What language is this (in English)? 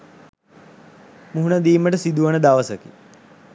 Sinhala